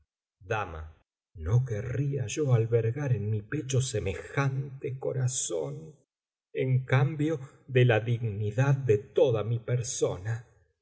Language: Spanish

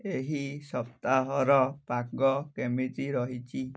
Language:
Odia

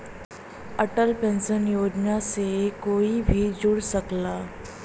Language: Bhojpuri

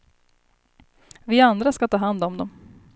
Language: Swedish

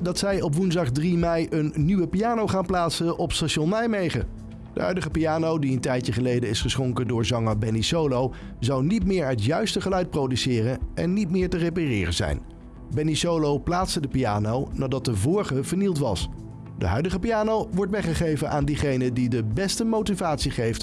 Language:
Dutch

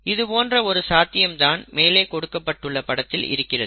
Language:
Tamil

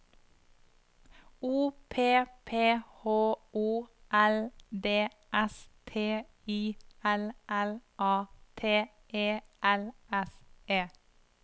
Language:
Norwegian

